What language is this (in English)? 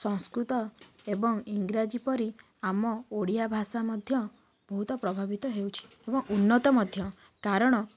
Odia